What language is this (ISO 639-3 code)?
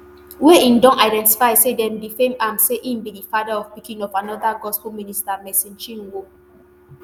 pcm